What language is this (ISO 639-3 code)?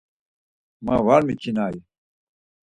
lzz